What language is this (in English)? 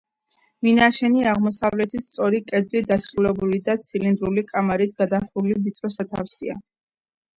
Georgian